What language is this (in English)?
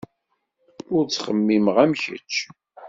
Kabyle